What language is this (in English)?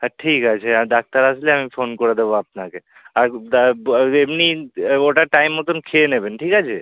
Bangla